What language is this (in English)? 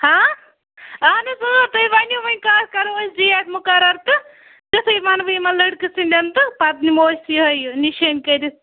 Kashmiri